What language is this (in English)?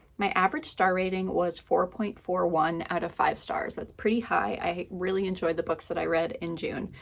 English